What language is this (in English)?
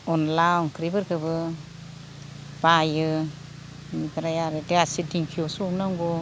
Bodo